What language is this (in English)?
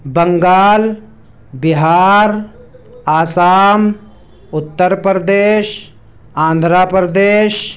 Urdu